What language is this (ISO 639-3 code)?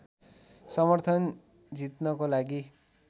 nep